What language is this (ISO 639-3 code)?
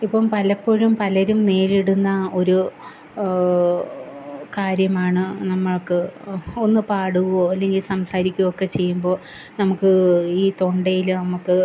mal